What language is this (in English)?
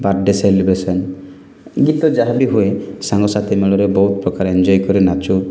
Odia